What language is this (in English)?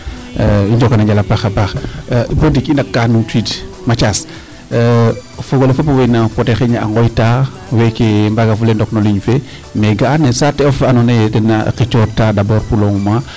Serer